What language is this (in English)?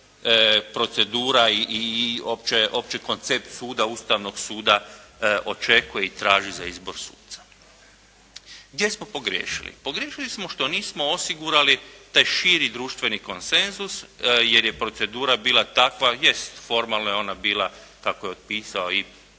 Croatian